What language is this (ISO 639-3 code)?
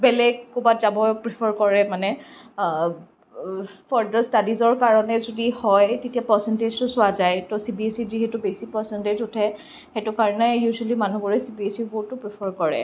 asm